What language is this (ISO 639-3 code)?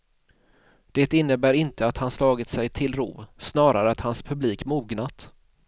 swe